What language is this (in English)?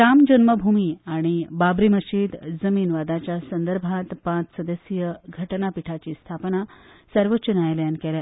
Konkani